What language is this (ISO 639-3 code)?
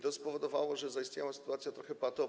pol